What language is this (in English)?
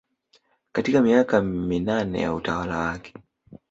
Swahili